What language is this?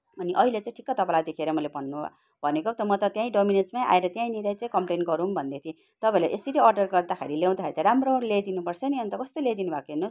Nepali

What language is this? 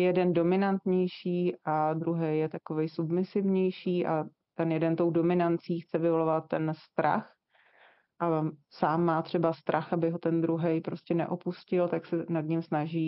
Czech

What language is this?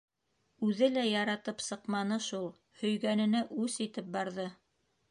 Bashkir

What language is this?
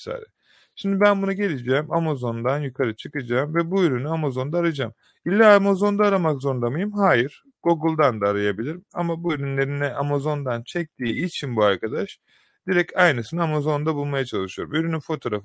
Turkish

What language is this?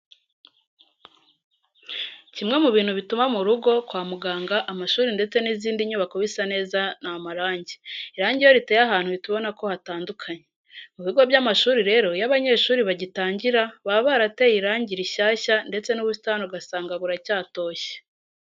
Kinyarwanda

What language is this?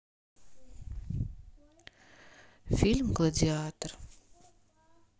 Russian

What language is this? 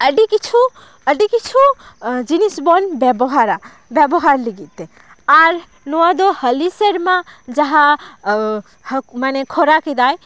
Santali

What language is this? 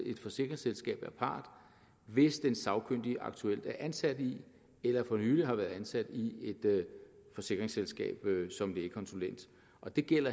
Danish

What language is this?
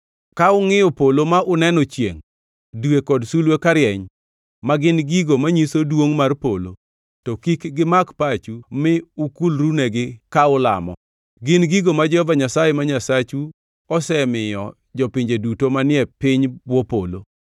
Luo (Kenya and Tanzania)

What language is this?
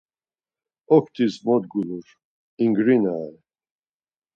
Laz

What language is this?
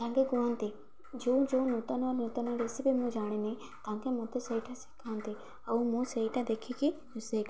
Odia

